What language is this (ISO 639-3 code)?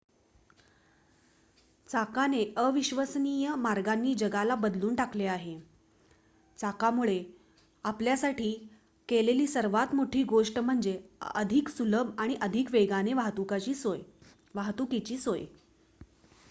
mar